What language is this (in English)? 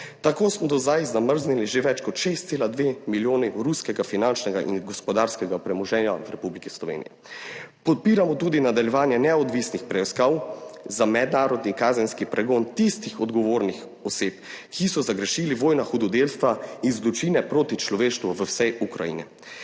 Slovenian